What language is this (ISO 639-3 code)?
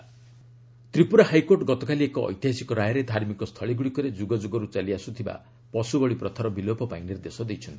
ori